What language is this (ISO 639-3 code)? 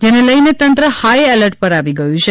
guj